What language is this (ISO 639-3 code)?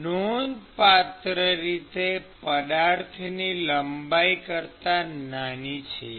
guj